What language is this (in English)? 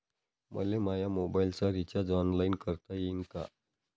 Marathi